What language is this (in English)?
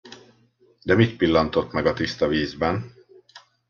Hungarian